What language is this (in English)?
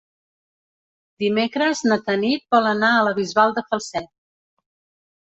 Catalan